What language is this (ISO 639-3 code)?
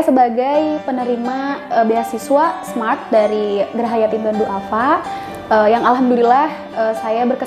ind